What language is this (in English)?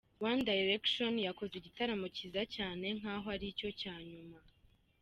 Kinyarwanda